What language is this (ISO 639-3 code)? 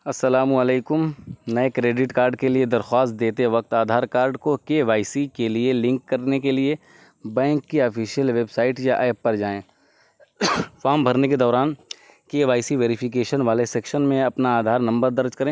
urd